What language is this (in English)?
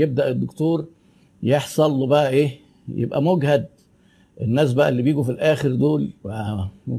Arabic